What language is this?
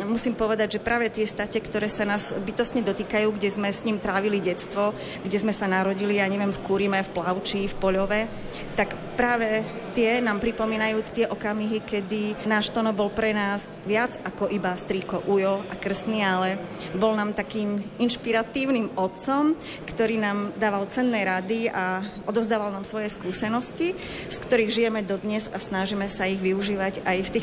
Slovak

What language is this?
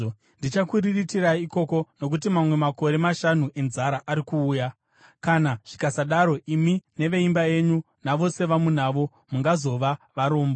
Shona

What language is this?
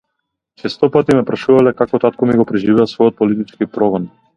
Macedonian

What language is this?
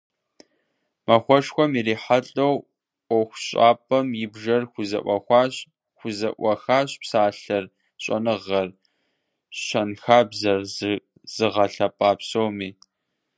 Kabardian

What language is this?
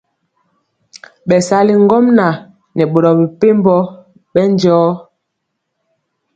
Mpiemo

